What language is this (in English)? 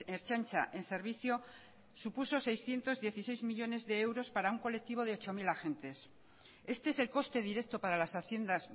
Spanish